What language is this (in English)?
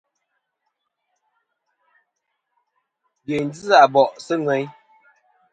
Kom